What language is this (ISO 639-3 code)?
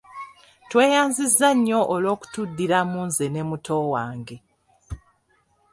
lug